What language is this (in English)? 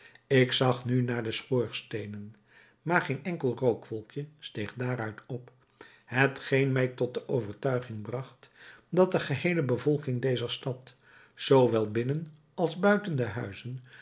Dutch